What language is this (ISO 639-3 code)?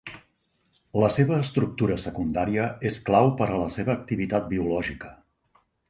cat